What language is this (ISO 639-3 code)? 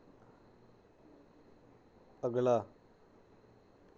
doi